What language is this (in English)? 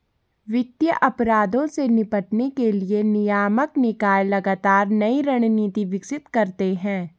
Hindi